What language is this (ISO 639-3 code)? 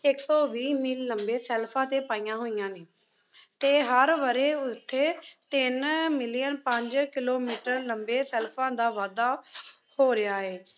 pan